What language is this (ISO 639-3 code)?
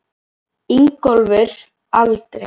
isl